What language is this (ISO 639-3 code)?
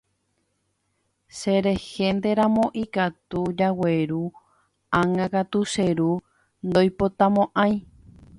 grn